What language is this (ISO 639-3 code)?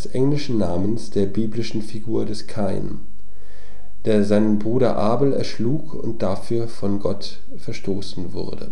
deu